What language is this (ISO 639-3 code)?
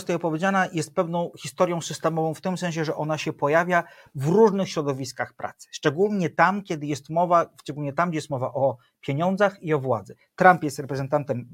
pol